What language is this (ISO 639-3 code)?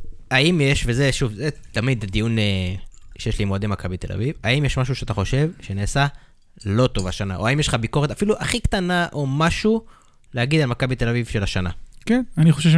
heb